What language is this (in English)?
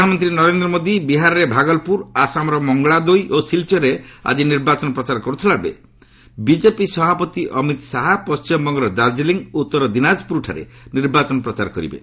Odia